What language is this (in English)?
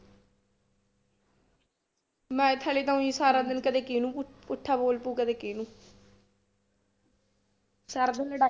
Punjabi